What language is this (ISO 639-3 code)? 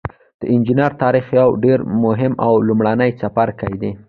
pus